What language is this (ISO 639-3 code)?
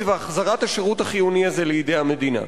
heb